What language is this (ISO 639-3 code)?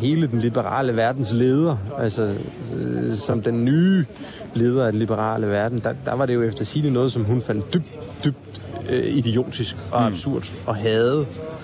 dan